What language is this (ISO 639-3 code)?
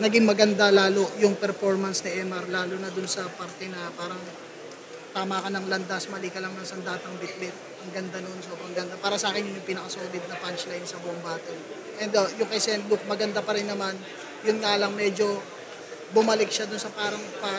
fil